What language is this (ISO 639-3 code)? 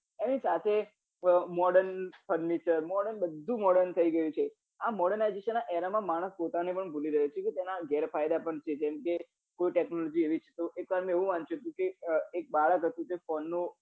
guj